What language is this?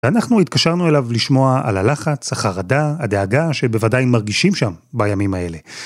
Hebrew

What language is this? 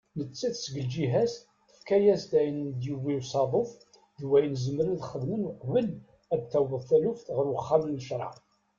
Kabyle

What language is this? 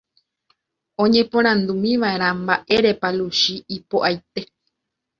Guarani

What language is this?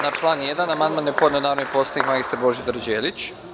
Serbian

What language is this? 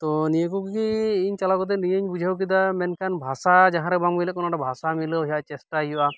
Santali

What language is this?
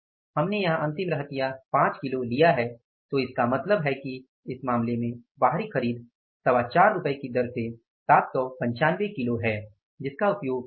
Hindi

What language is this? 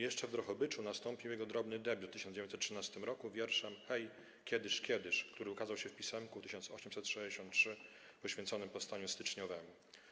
Polish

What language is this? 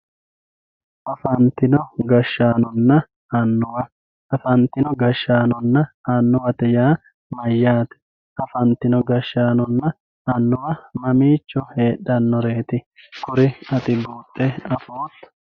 Sidamo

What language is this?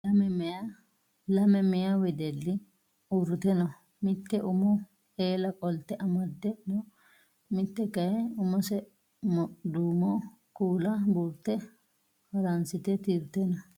Sidamo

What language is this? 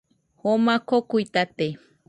Nüpode Huitoto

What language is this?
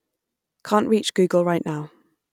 English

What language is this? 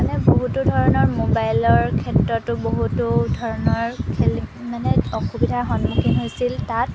Assamese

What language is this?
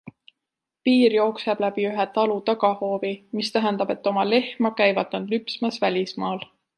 Estonian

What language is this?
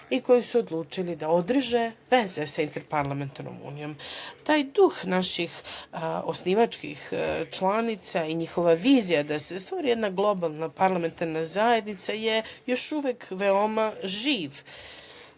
Serbian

